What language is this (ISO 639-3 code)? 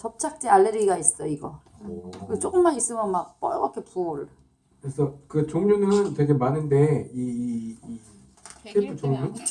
kor